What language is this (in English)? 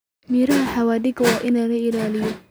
Somali